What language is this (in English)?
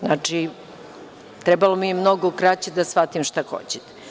Serbian